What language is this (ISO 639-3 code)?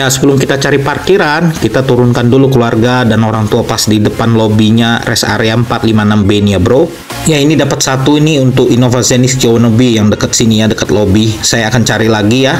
ind